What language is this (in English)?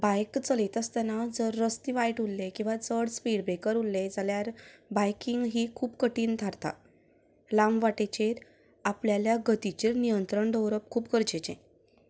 Konkani